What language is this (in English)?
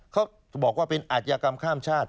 Thai